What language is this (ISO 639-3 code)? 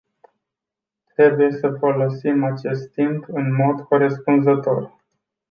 ron